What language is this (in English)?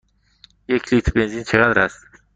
Persian